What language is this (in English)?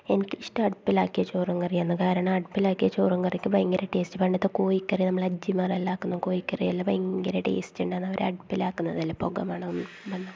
Malayalam